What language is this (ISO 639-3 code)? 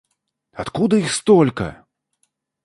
rus